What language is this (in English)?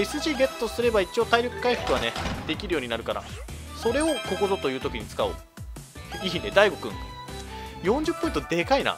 Japanese